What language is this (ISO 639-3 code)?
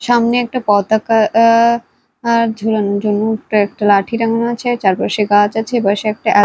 ben